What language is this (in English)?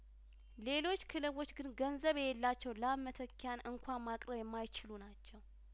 Amharic